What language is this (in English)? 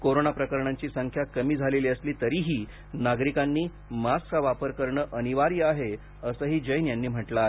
Marathi